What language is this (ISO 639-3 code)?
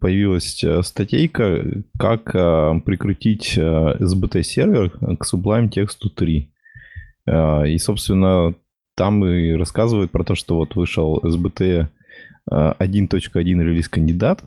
rus